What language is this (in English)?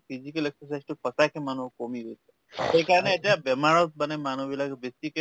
Assamese